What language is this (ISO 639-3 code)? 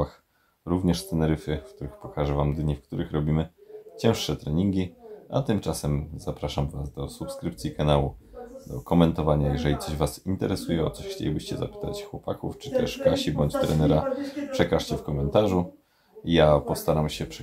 pol